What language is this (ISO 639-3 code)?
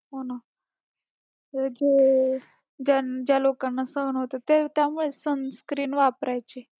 mar